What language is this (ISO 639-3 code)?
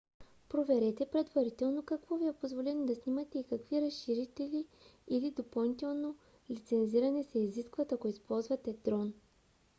bul